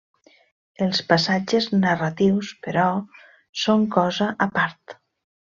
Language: Catalan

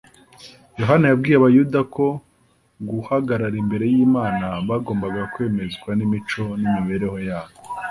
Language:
Kinyarwanda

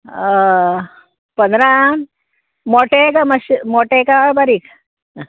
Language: Konkani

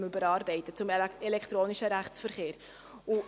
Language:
Swiss German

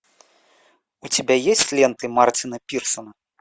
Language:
Russian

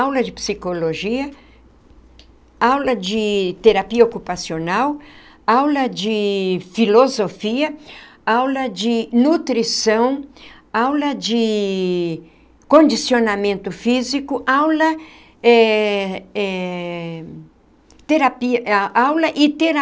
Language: Portuguese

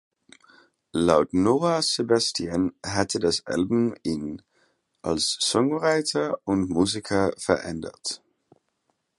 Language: German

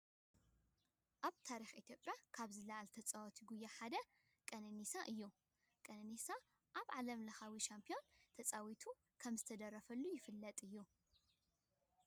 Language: Tigrinya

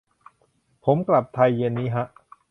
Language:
Thai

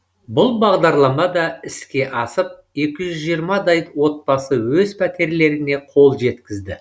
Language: Kazakh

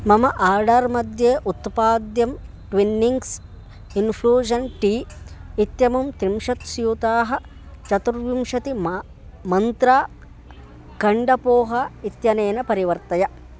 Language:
Sanskrit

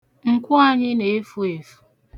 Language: Igbo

